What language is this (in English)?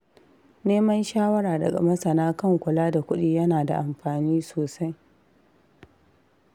Hausa